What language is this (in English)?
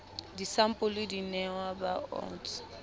Southern Sotho